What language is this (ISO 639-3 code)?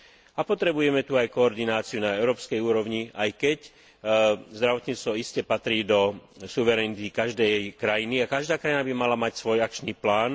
slk